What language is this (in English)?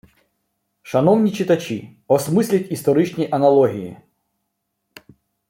Ukrainian